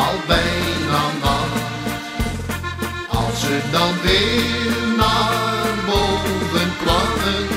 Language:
Dutch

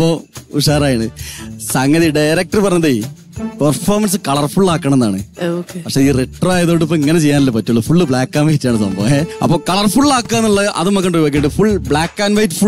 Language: Malayalam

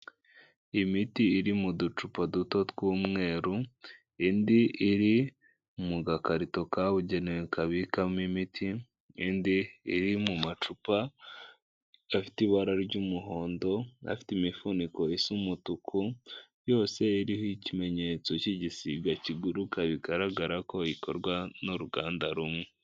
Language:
Kinyarwanda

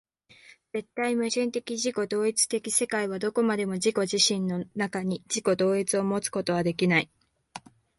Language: Japanese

